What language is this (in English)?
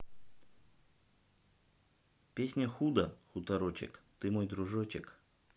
Russian